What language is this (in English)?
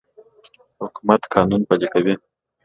Pashto